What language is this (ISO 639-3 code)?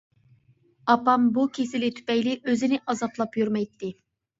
uig